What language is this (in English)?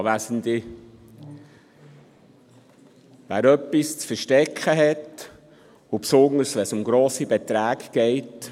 Swiss German